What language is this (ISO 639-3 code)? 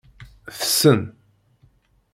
kab